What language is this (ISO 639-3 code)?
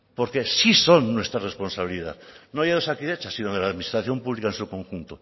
spa